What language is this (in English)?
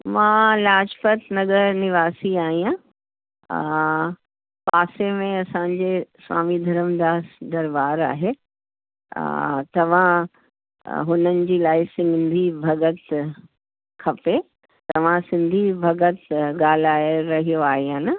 Sindhi